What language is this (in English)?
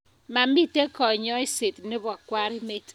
Kalenjin